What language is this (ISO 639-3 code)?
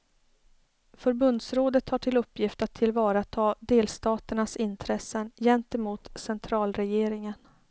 swe